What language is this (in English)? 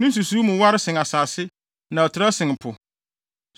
Akan